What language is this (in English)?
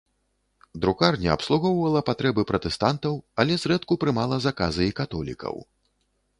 Belarusian